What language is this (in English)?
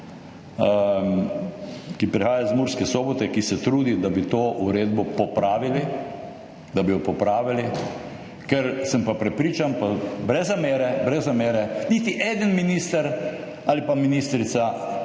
Slovenian